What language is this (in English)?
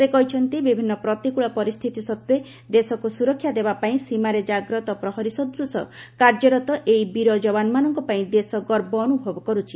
Odia